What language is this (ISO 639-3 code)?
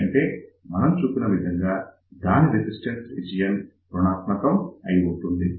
tel